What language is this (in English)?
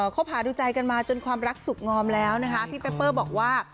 Thai